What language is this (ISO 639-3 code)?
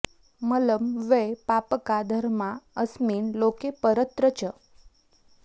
san